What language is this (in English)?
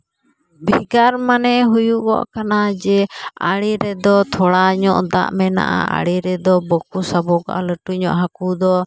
Santali